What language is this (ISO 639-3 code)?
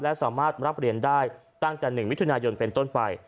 tha